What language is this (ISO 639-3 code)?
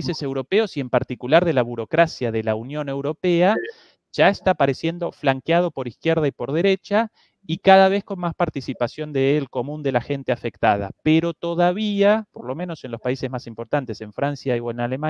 spa